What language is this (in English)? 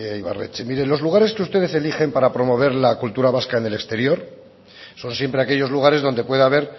Spanish